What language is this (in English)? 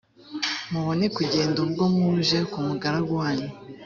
Kinyarwanda